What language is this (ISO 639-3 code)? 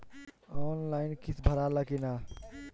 bho